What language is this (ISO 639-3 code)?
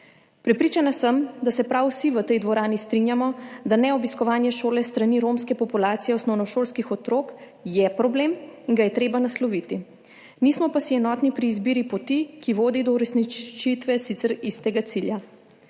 slv